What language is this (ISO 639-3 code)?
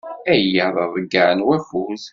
kab